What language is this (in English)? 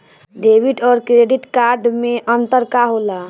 Bhojpuri